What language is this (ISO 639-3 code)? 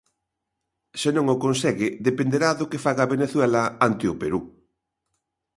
glg